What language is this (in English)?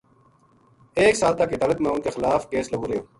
Gujari